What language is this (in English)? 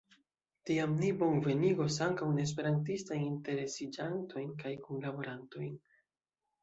Esperanto